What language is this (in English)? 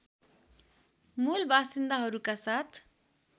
Nepali